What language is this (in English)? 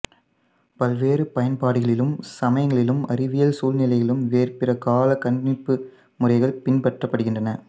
Tamil